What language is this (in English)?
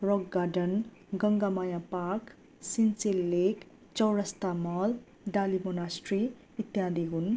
Nepali